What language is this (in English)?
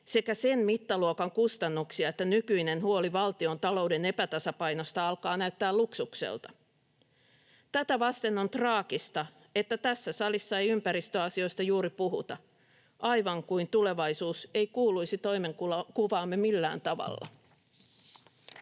Finnish